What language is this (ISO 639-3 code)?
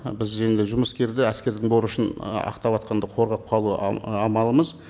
kaz